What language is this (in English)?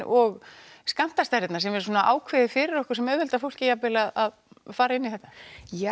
Icelandic